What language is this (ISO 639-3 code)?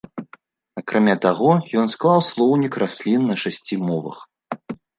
bel